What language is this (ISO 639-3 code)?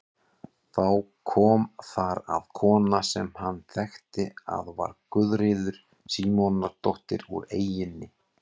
isl